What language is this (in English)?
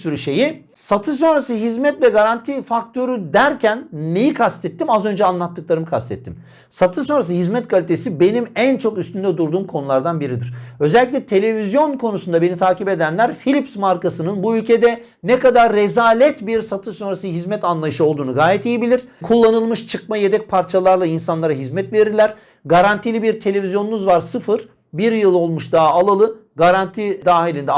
Turkish